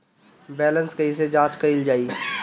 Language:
Bhojpuri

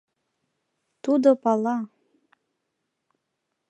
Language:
Mari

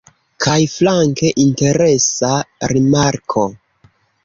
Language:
Esperanto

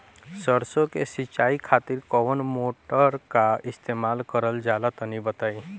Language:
Bhojpuri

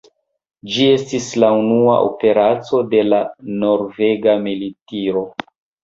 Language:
Esperanto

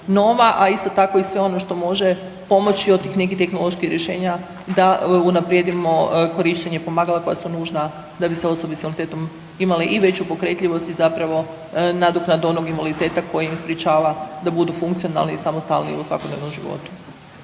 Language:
Croatian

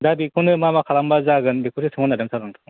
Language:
Bodo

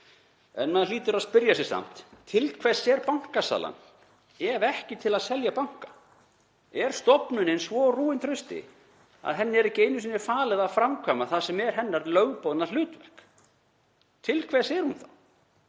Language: Icelandic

